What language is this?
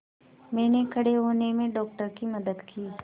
Hindi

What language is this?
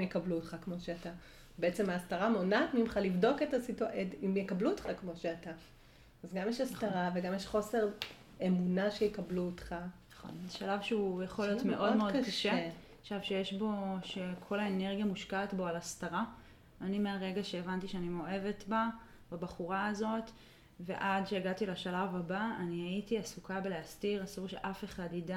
Hebrew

